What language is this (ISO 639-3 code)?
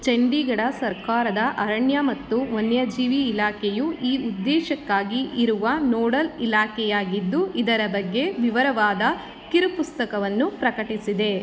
kan